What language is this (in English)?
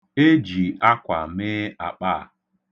Igbo